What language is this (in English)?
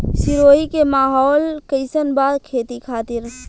Bhojpuri